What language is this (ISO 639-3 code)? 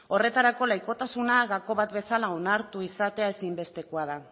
eus